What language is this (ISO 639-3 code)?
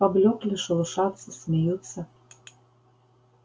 rus